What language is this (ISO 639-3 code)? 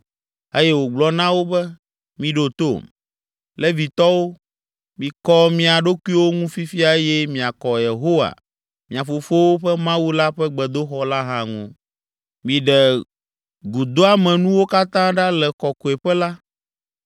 ewe